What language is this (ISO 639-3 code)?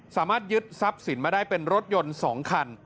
tha